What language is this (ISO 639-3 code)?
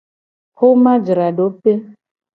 gej